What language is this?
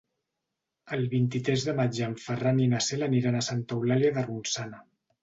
Catalan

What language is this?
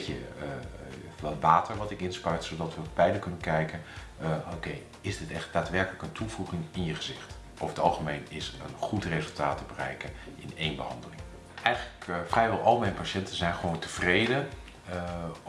Dutch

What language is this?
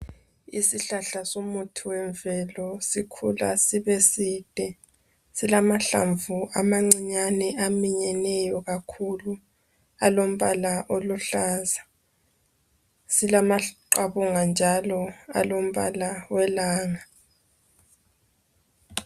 North Ndebele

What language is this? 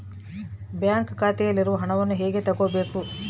Kannada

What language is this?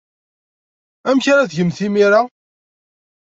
Kabyle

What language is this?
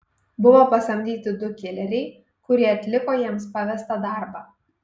Lithuanian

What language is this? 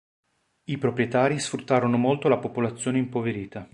Italian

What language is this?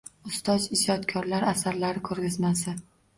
Uzbek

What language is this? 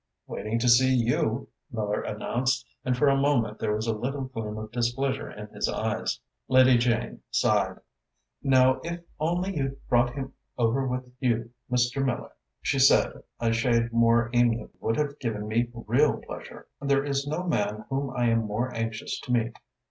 English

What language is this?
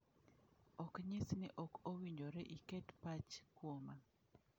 Luo (Kenya and Tanzania)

